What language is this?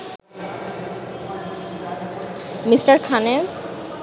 Bangla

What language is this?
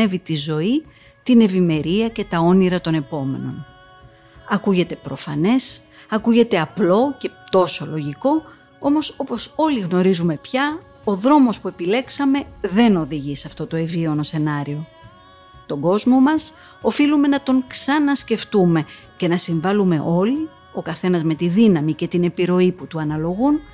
Greek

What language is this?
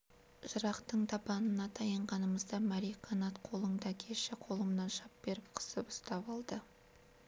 Kazakh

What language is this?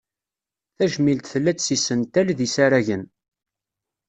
Kabyle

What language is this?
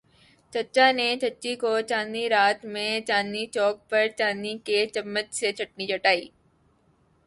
Urdu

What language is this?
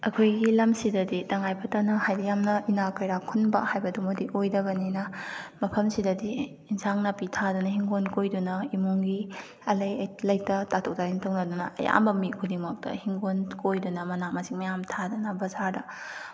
Manipuri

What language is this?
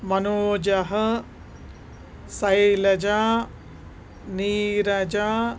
Sanskrit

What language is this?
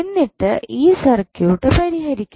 Malayalam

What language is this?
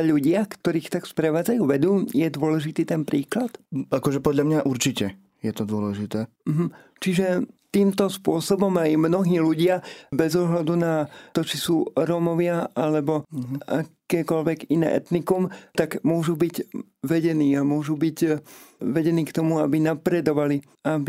Slovak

